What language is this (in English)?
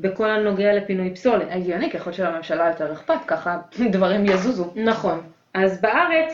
Hebrew